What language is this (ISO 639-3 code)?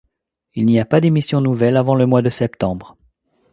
fra